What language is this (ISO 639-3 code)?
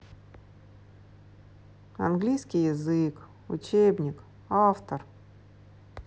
rus